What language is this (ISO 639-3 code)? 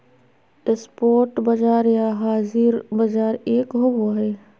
mag